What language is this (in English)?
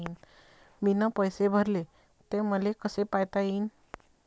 Marathi